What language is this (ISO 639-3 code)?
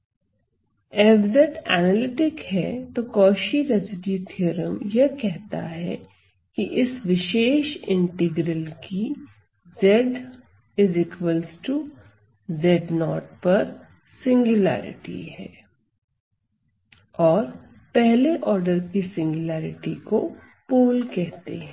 hin